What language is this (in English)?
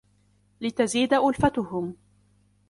Arabic